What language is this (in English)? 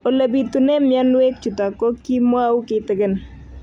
Kalenjin